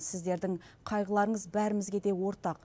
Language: Kazakh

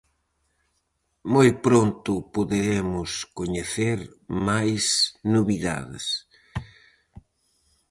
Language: Galician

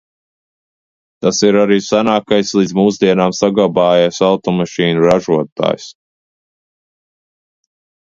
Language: Latvian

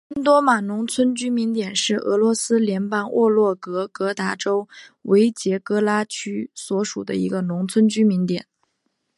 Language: Chinese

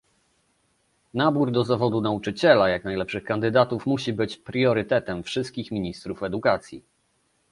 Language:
Polish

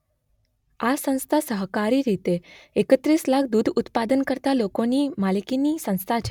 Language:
Gujarati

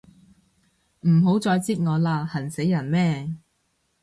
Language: Cantonese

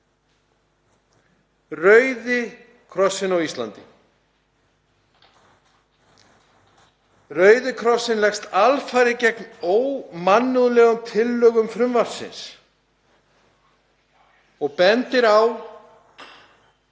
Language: Icelandic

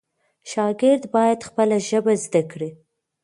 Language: Pashto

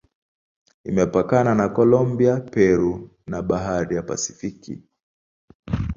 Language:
Swahili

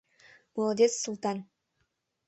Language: Mari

